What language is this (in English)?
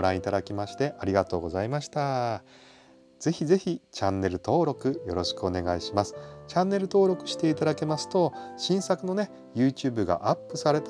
Japanese